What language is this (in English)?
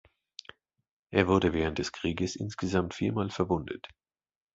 German